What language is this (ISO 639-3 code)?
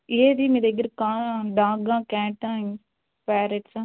tel